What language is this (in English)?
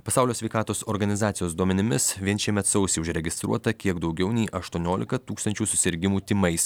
Lithuanian